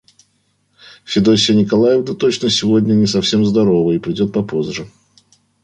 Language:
Russian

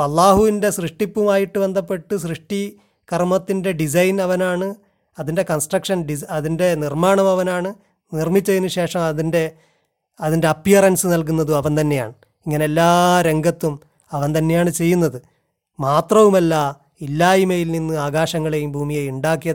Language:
Malayalam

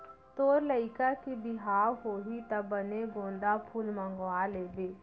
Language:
Chhattisgarhi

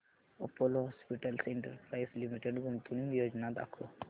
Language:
Marathi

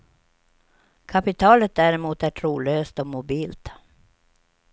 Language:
Swedish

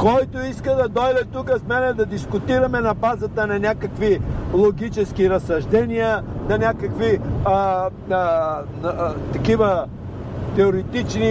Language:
Bulgarian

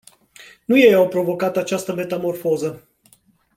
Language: Romanian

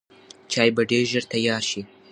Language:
Pashto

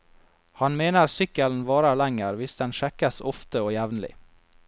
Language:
Norwegian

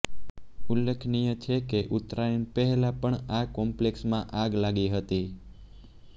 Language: Gujarati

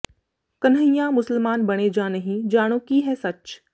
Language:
Punjabi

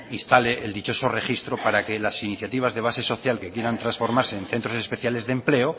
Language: Spanish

